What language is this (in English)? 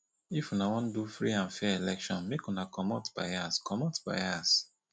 Nigerian Pidgin